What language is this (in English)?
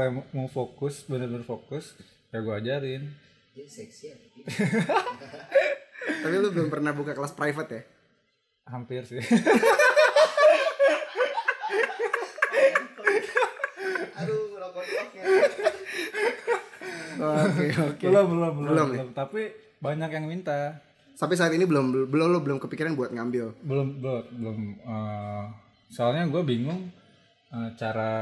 Indonesian